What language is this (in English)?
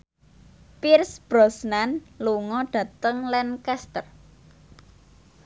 Javanese